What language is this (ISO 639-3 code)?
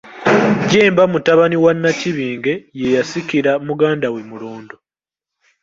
lug